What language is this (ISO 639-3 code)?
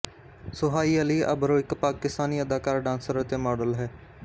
pan